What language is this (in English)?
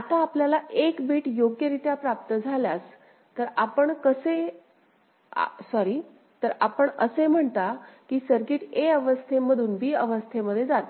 Marathi